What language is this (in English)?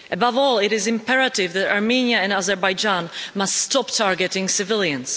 English